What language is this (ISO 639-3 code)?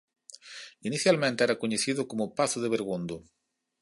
glg